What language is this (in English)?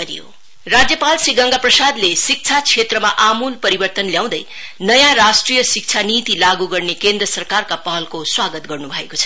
Nepali